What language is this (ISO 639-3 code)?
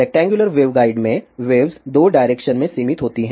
hin